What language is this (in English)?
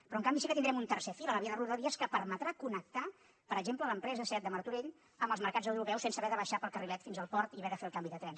Catalan